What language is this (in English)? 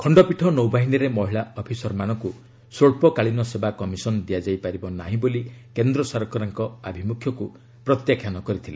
Odia